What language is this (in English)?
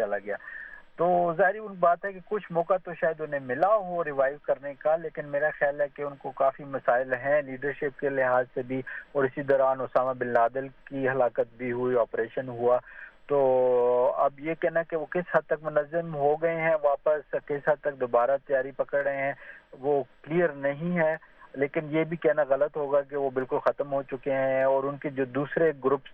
Urdu